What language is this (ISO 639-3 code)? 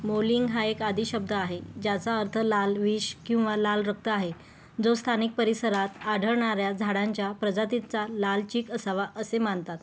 mar